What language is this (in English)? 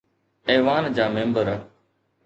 Sindhi